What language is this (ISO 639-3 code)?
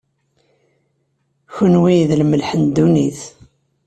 kab